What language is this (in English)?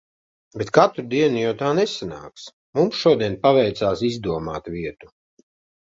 Latvian